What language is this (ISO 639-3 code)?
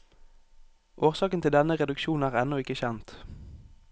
nor